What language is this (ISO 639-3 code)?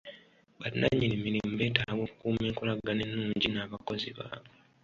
lug